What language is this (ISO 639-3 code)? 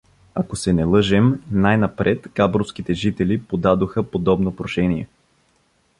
bul